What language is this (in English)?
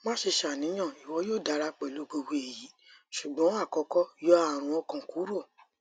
Yoruba